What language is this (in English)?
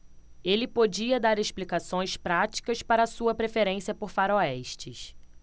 Portuguese